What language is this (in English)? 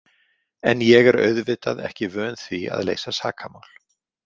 Icelandic